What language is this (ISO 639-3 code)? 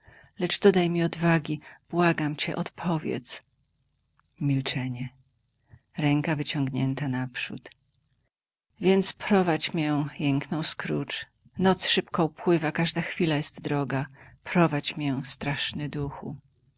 pol